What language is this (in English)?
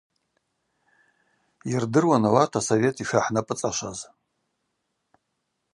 Abaza